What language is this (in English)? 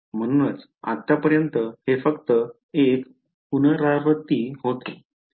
Marathi